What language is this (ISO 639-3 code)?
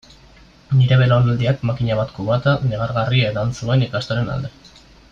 eus